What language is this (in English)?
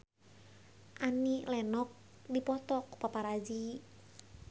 Sundanese